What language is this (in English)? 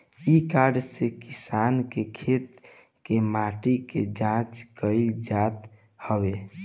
Bhojpuri